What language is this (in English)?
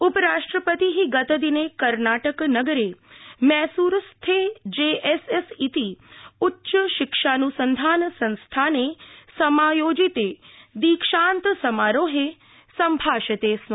Sanskrit